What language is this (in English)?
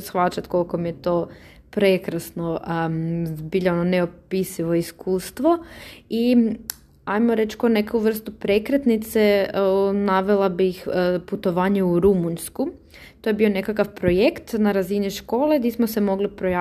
Croatian